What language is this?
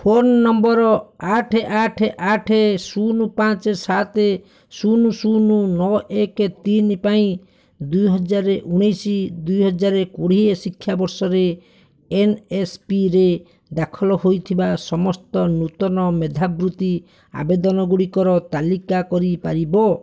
Odia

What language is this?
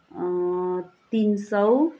Nepali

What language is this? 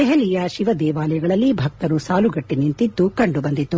Kannada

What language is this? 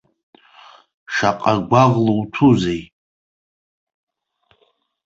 Abkhazian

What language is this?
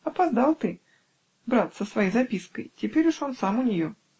Russian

